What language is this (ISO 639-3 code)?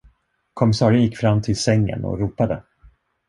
swe